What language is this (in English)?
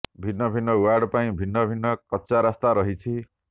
Odia